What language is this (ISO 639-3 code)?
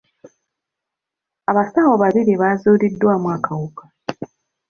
lug